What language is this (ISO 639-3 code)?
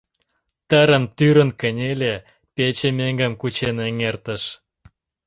chm